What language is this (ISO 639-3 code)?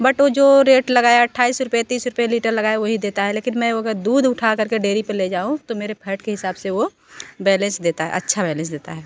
hin